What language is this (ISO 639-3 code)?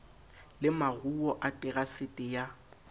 sot